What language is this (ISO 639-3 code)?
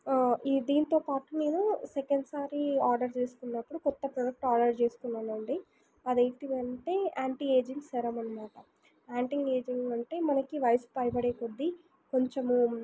tel